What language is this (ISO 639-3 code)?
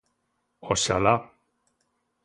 glg